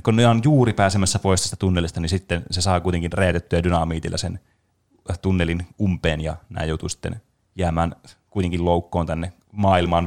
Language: Finnish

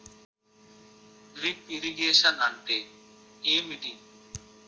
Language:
Telugu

